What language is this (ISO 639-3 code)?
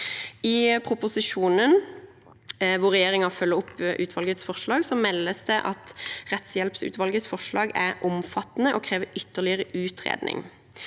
nor